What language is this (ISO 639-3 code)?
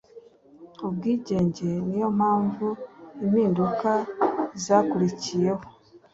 kin